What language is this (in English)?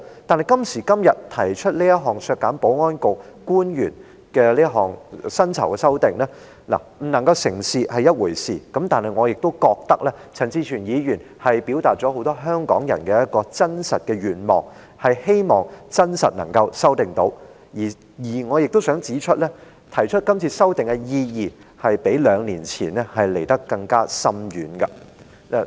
Cantonese